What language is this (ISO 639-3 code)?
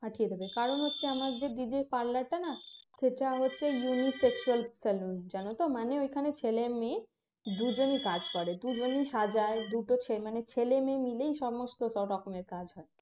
ben